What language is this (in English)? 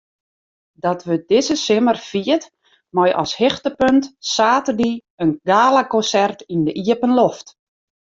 Western Frisian